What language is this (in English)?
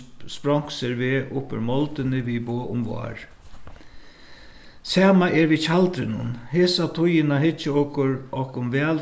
Faroese